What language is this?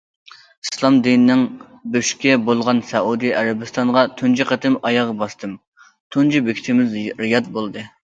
Uyghur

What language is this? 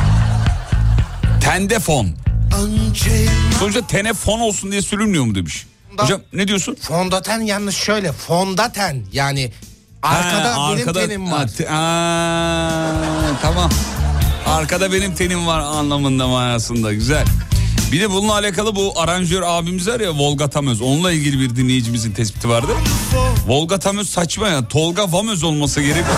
Turkish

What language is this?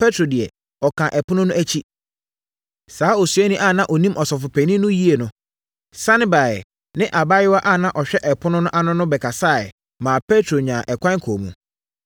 Akan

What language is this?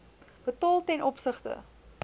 Afrikaans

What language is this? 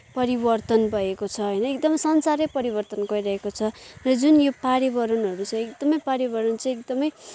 Nepali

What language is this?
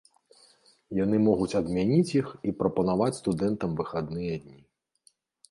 Belarusian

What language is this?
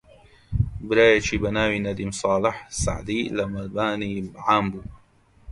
Central Kurdish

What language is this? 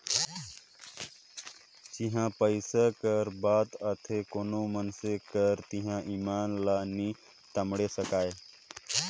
Chhattisgarhi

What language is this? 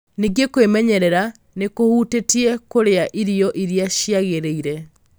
Kikuyu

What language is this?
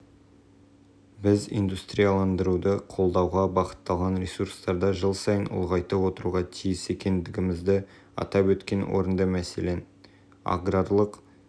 Kazakh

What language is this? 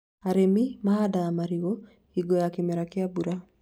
Kikuyu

